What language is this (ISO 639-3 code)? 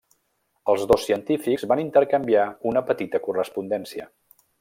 cat